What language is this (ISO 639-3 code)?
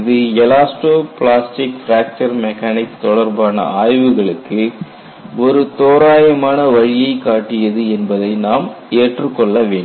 tam